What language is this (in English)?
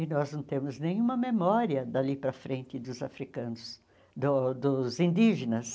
Portuguese